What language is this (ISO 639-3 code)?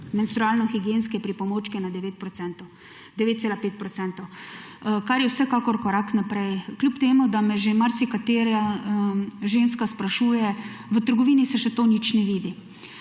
slv